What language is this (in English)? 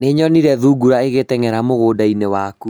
Kikuyu